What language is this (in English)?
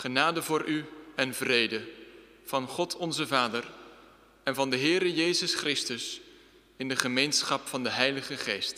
Dutch